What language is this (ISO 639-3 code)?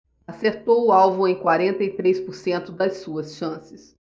por